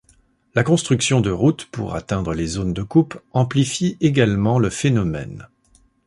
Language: French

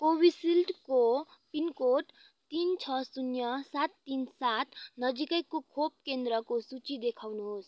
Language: Nepali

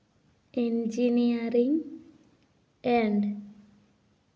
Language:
Santali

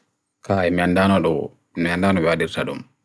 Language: Bagirmi Fulfulde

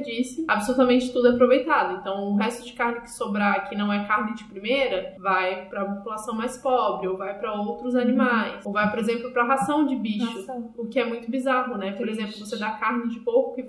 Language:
Portuguese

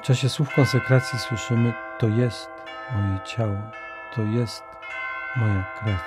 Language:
Polish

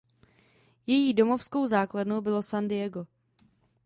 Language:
Czech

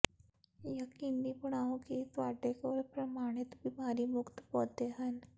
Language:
Punjabi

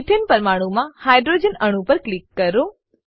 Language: Gujarati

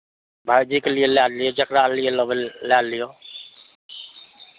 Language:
Maithili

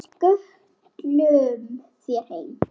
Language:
Icelandic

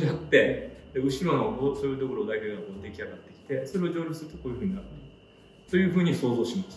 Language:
Japanese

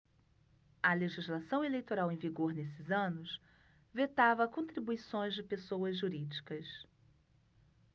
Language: Portuguese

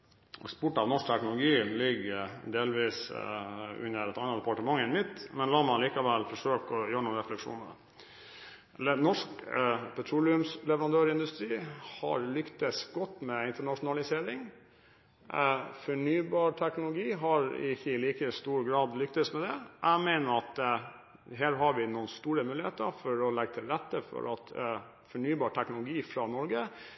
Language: Norwegian Bokmål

